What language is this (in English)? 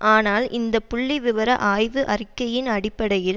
Tamil